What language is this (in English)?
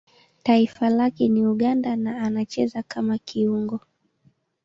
Swahili